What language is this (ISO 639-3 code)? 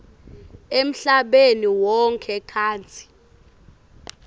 ssw